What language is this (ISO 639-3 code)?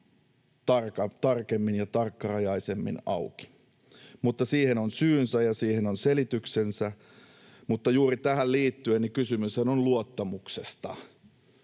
fin